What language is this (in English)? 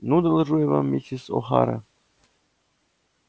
Russian